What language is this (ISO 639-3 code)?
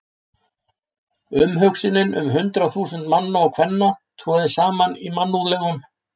isl